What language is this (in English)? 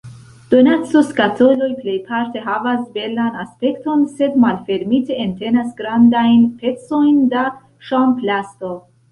Esperanto